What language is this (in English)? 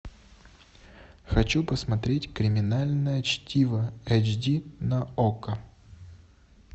Russian